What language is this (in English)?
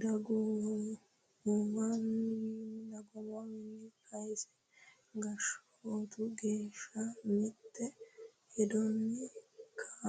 Sidamo